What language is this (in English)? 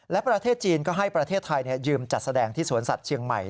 Thai